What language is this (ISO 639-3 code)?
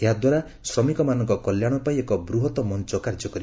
ori